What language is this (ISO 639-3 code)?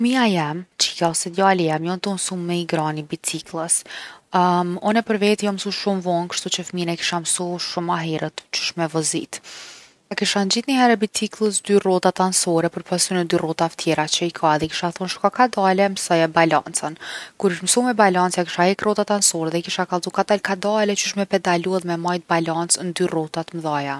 aln